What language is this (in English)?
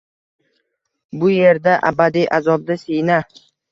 Uzbek